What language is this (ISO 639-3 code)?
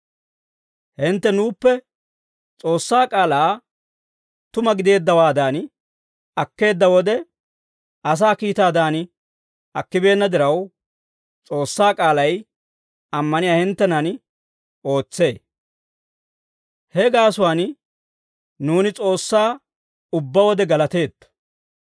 dwr